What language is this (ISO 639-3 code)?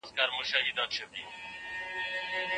pus